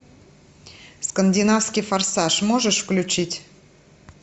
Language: Russian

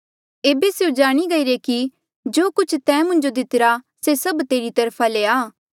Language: Mandeali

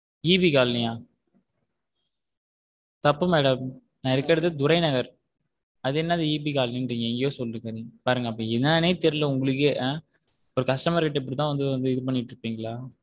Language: Tamil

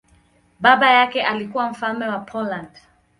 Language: Swahili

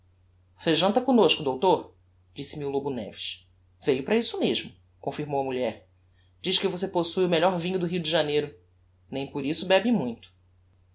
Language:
Portuguese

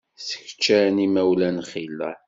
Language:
Kabyle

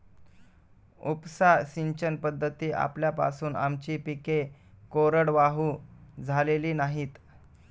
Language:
Marathi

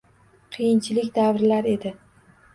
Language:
Uzbek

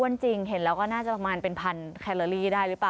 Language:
Thai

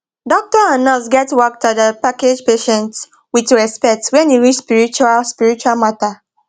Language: Nigerian Pidgin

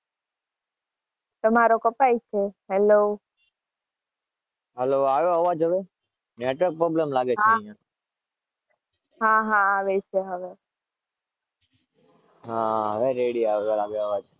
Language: Gujarati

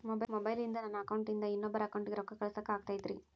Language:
Kannada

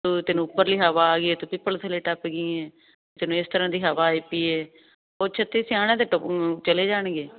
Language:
Punjabi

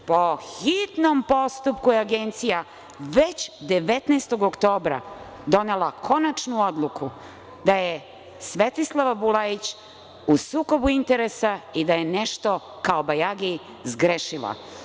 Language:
Serbian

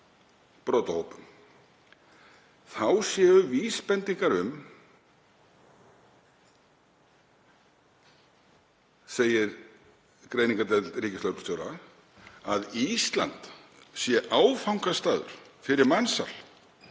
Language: Icelandic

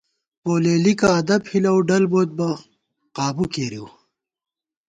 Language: Gawar-Bati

